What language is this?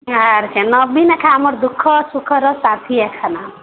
Odia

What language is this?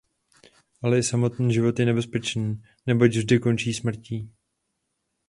Czech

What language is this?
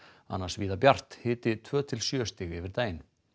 Icelandic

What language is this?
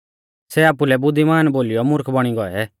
Mahasu Pahari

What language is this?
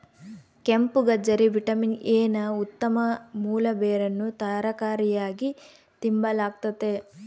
Kannada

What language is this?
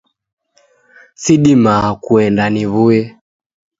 Taita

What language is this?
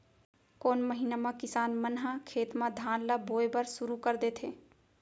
Chhattisgarhi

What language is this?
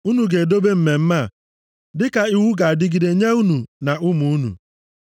Igbo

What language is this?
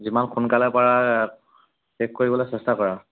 Assamese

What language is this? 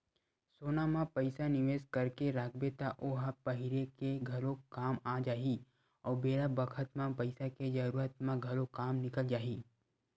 Chhattisgarhi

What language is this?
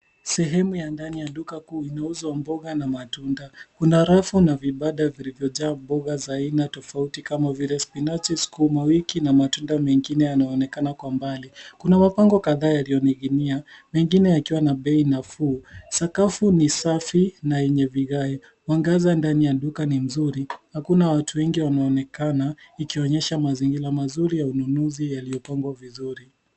Swahili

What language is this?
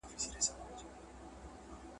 Pashto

